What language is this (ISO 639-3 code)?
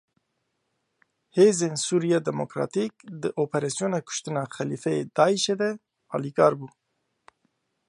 kur